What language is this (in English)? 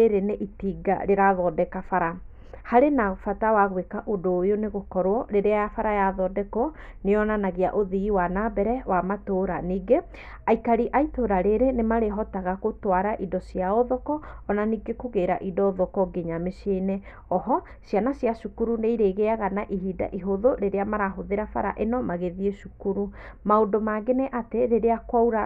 Kikuyu